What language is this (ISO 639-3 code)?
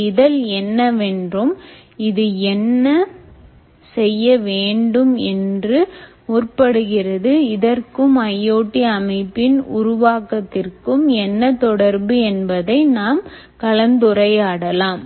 tam